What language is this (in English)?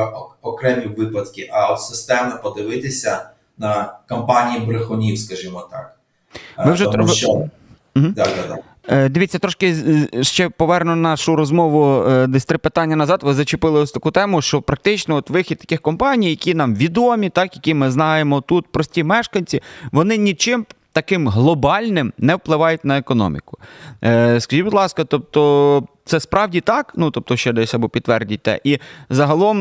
Ukrainian